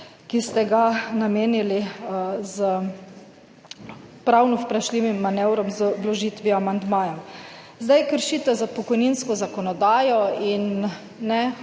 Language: Slovenian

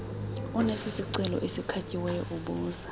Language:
Xhosa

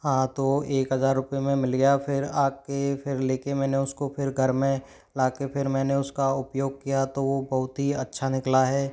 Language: Hindi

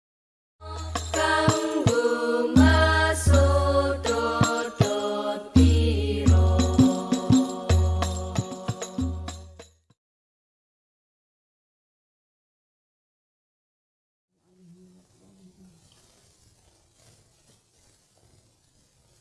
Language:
Indonesian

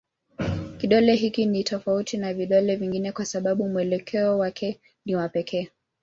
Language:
Swahili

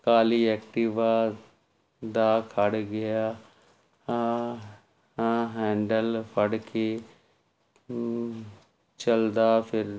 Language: Punjabi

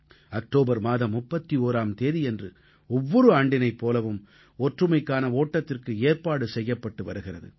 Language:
Tamil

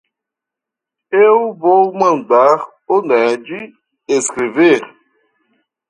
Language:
Portuguese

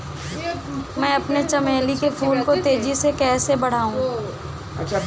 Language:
Hindi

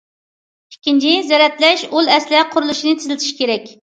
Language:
Uyghur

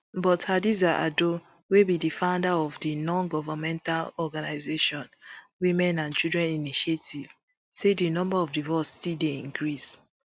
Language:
Nigerian Pidgin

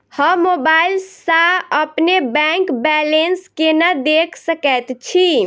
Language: Maithili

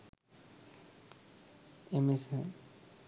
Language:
Sinhala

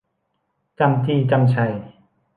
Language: Thai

